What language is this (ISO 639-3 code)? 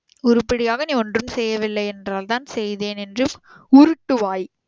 tam